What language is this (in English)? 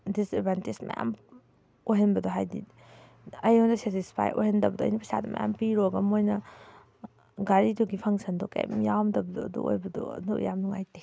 Manipuri